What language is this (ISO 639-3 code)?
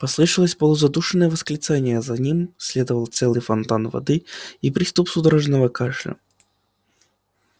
rus